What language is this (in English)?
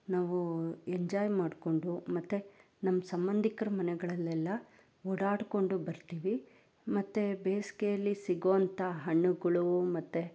Kannada